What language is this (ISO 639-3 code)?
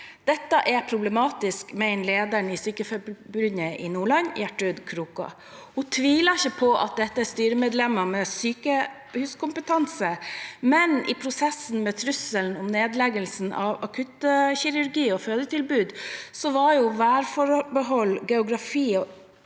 nor